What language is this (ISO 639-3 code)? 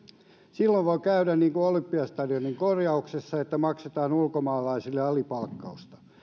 fin